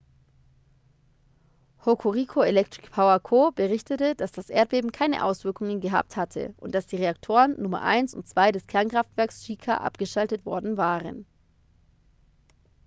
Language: German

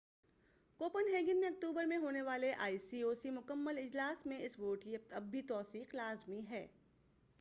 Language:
Urdu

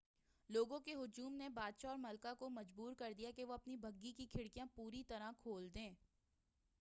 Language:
Urdu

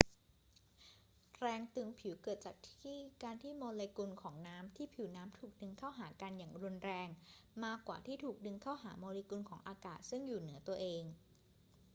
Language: Thai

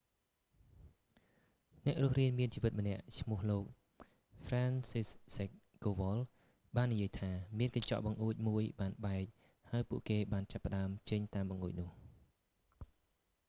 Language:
Khmer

